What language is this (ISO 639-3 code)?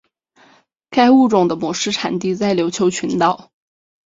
zho